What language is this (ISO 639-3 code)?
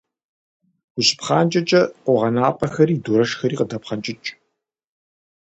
kbd